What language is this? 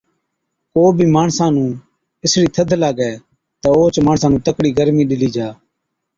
Od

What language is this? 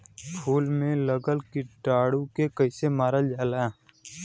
Bhojpuri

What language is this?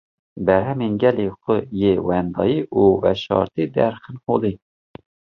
Kurdish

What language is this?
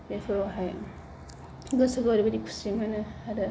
Bodo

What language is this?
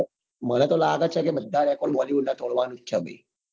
Gujarati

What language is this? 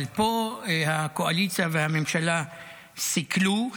Hebrew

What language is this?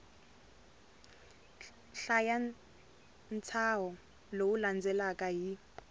Tsonga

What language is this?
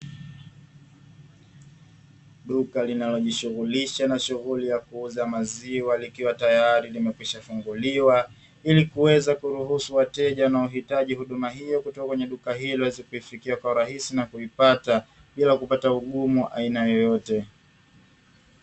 Swahili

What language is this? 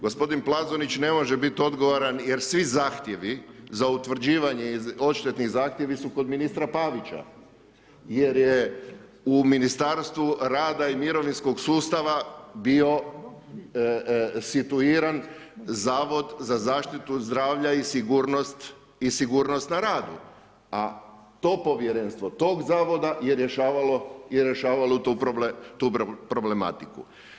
Croatian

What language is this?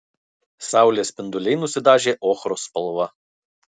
Lithuanian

